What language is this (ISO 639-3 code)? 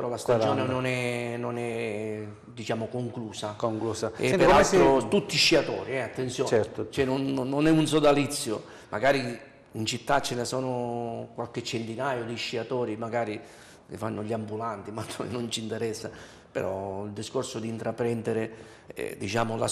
ita